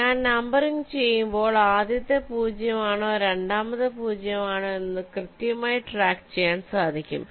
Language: Malayalam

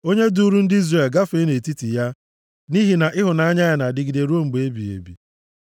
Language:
Igbo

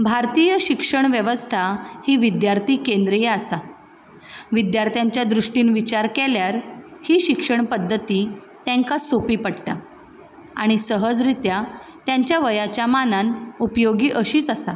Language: Konkani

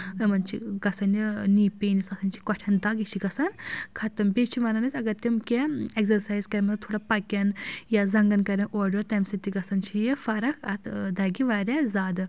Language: Kashmiri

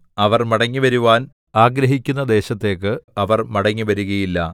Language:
Malayalam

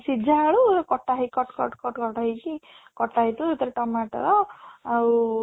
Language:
Odia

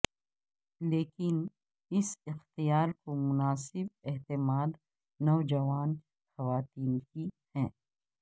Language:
Urdu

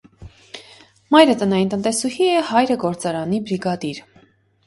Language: Armenian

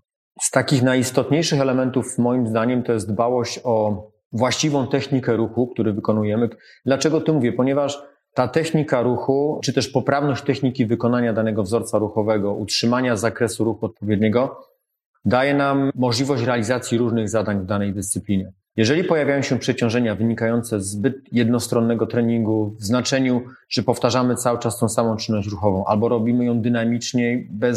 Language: Polish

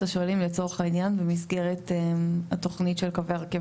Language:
Hebrew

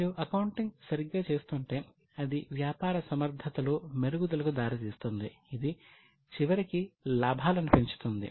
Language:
Telugu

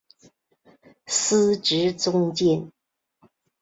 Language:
Chinese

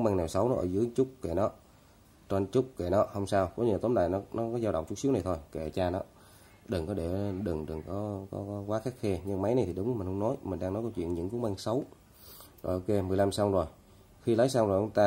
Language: Vietnamese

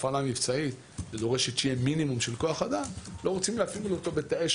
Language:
Hebrew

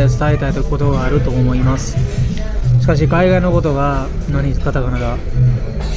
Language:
Japanese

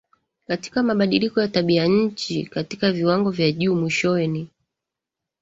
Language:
Swahili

